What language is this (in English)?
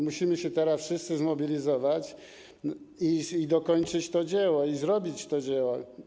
Polish